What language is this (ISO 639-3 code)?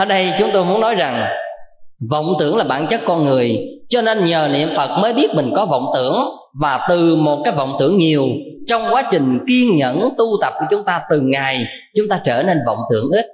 vie